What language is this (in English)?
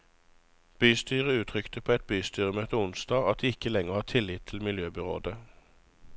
Norwegian